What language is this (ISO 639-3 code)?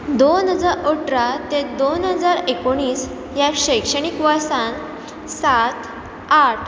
kok